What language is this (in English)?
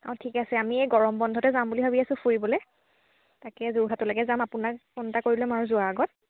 Assamese